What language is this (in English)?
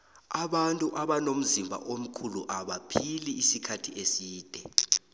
South Ndebele